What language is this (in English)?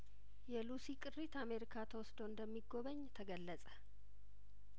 Amharic